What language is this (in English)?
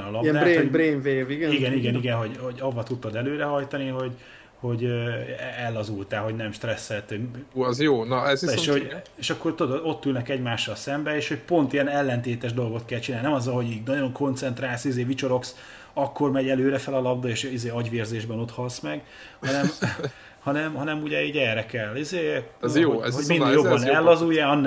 Hungarian